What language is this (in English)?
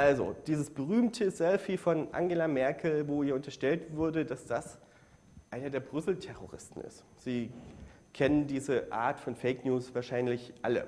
German